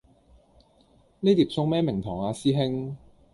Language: Cantonese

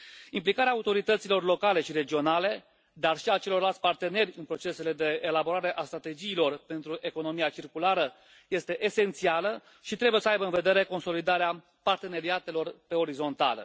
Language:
Romanian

